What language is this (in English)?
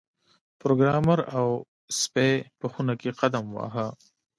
Pashto